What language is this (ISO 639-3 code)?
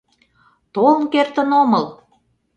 chm